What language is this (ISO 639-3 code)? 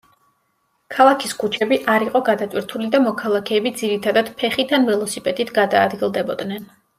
kat